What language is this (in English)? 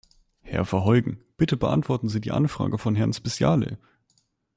German